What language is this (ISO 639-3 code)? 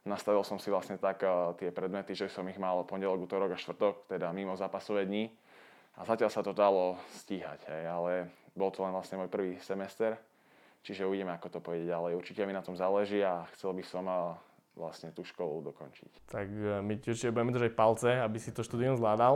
slk